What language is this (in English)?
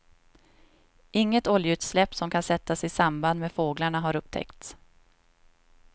Swedish